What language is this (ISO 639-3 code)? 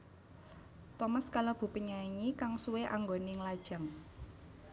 jav